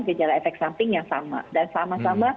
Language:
Indonesian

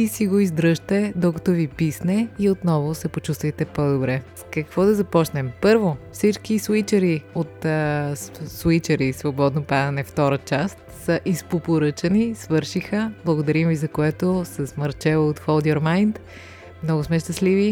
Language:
Bulgarian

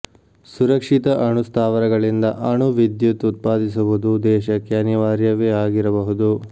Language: Kannada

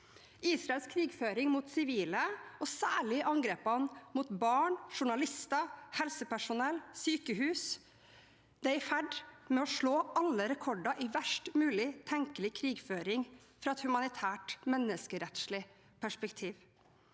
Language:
Norwegian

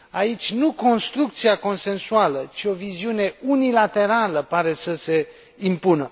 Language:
Romanian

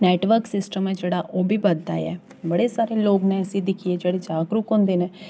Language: Dogri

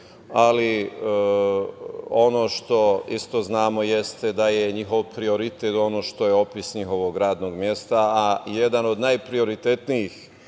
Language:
Serbian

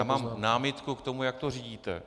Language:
Czech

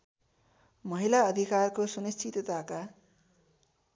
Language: Nepali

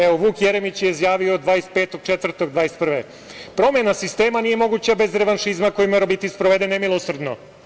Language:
Serbian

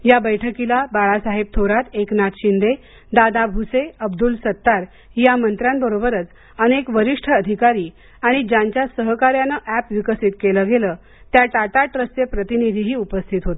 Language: Marathi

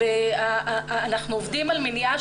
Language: Hebrew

